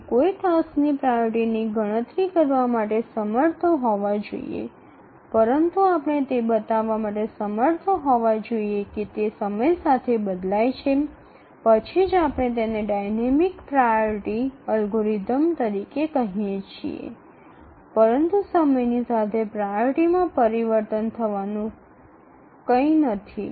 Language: Gujarati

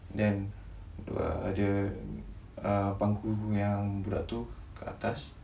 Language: English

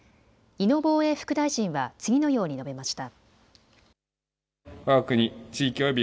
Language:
Japanese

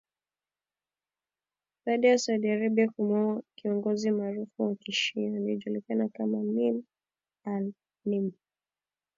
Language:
Swahili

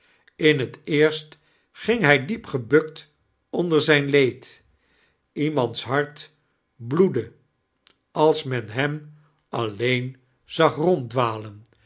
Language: Dutch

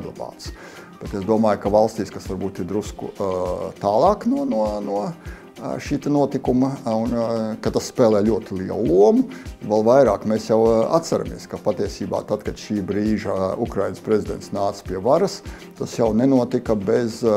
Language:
Latvian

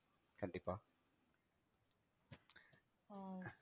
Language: Tamil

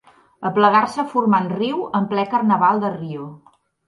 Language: Catalan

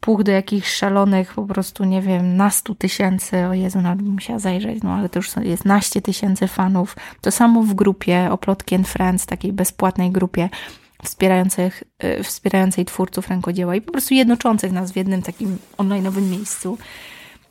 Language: Polish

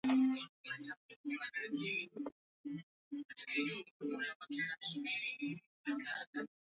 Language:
Swahili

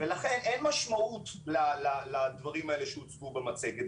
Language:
Hebrew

